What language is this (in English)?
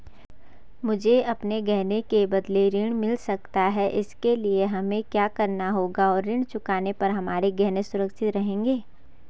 Hindi